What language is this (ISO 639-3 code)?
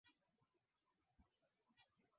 swa